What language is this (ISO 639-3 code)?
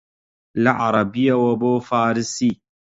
ckb